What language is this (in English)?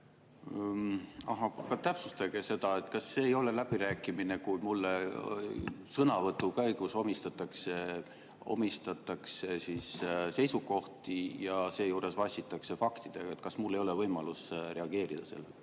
Estonian